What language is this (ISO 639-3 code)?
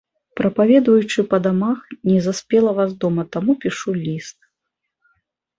bel